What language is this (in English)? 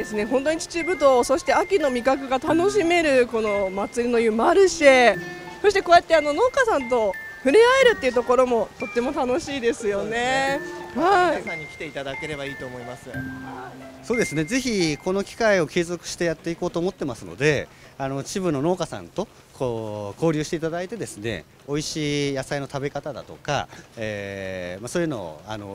Japanese